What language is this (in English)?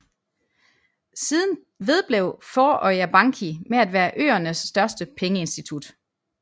Danish